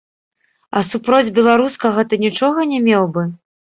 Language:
Belarusian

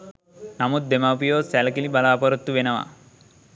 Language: Sinhala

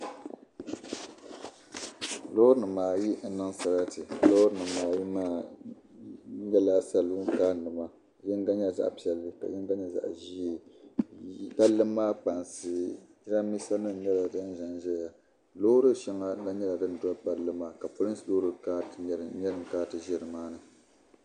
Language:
Dagbani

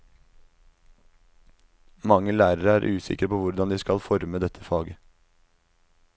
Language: Norwegian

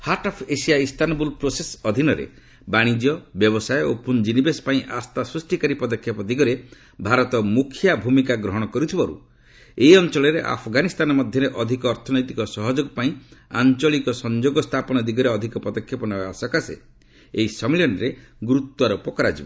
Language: Odia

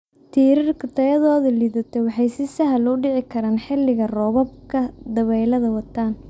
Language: Somali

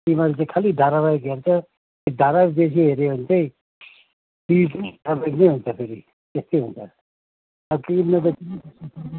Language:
Nepali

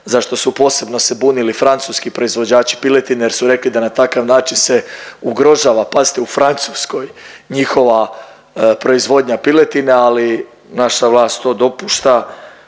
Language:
Croatian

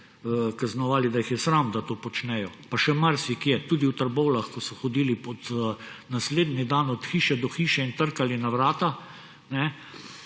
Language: Slovenian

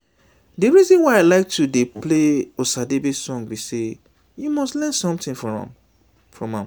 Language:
Nigerian Pidgin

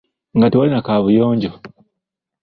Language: Ganda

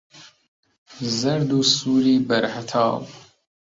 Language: Central Kurdish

